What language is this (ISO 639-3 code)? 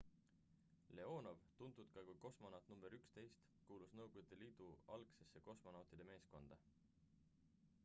est